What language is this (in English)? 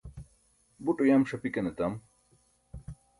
Burushaski